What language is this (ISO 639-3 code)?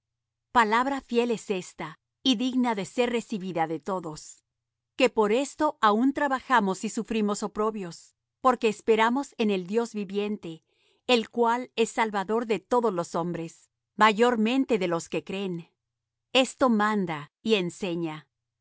spa